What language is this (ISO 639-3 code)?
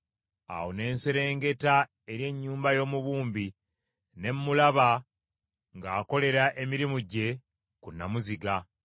lug